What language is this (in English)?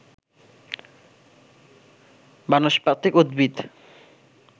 Bangla